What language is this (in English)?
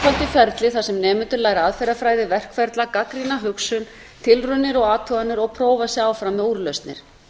Icelandic